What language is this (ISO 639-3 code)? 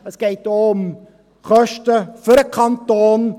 gsw